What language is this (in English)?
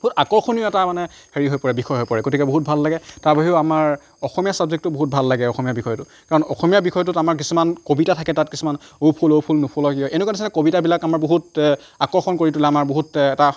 Assamese